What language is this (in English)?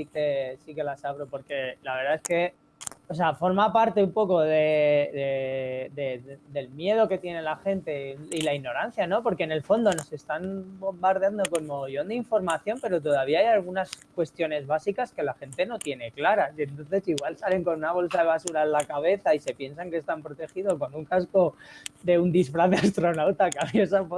Spanish